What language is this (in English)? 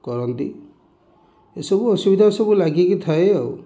Odia